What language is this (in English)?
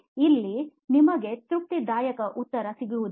Kannada